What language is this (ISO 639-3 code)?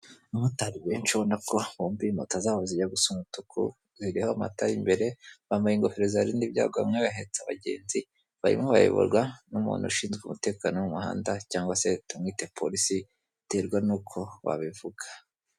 kin